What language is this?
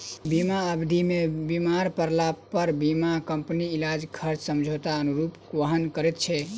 Maithili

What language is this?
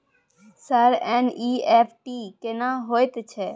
Maithili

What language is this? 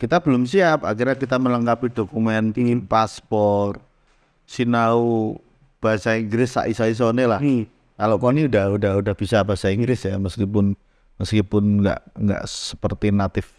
Indonesian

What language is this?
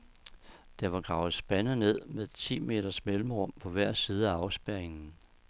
Danish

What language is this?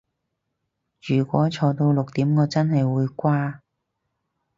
Cantonese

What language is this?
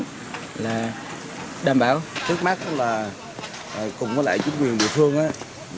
Vietnamese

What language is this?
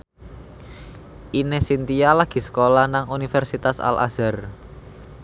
Javanese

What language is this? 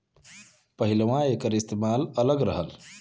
Bhojpuri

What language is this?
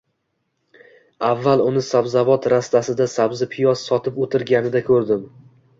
Uzbek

